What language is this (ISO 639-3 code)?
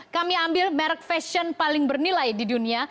ind